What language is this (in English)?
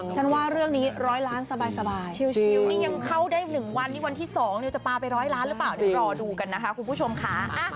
Thai